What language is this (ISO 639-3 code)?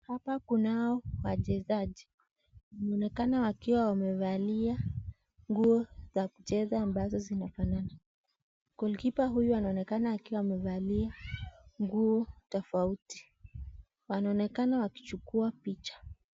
swa